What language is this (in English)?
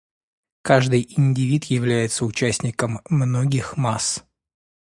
Russian